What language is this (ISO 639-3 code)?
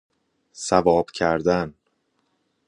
fas